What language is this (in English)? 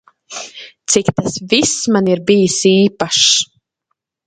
Latvian